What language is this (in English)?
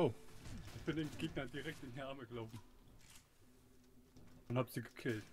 German